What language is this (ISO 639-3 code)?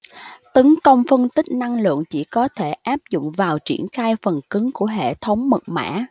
vie